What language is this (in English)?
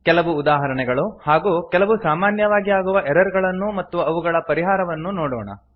Kannada